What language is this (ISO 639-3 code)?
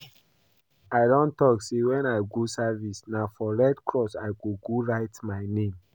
pcm